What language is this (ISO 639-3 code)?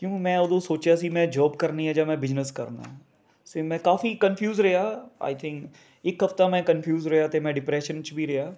pan